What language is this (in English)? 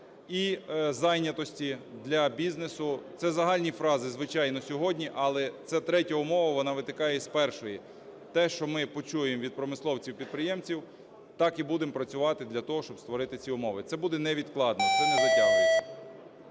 Ukrainian